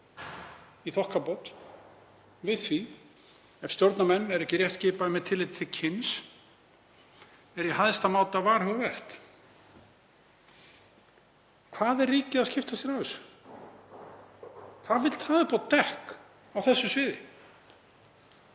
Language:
Icelandic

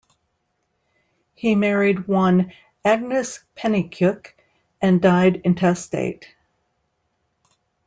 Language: English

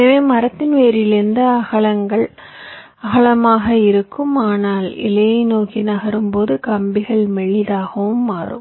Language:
Tamil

